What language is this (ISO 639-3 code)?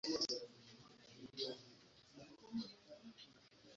kin